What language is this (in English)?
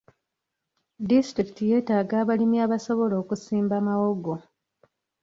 Ganda